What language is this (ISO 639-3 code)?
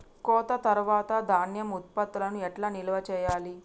tel